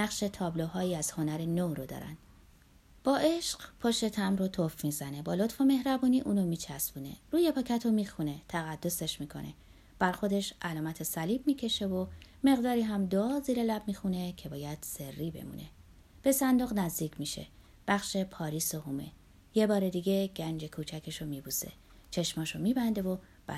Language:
Persian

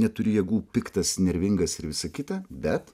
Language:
Lithuanian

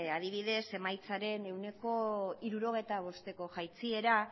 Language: Basque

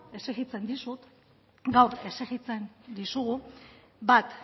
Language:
Basque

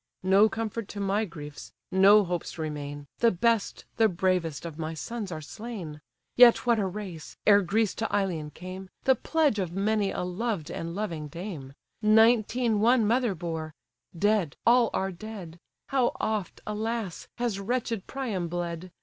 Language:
English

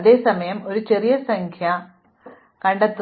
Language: Malayalam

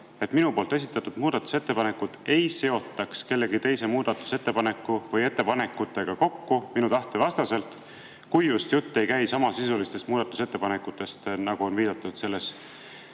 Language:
Estonian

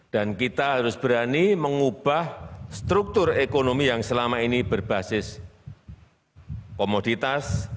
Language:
Indonesian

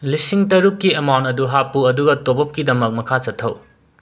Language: Manipuri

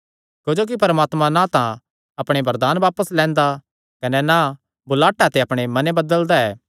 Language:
Kangri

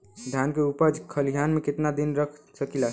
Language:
Bhojpuri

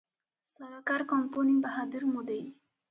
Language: Odia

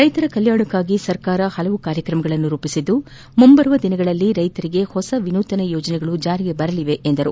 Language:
Kannada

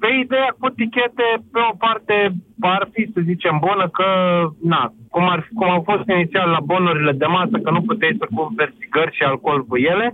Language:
Romanian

